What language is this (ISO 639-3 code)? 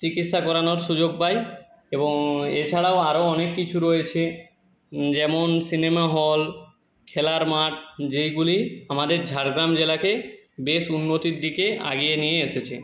ben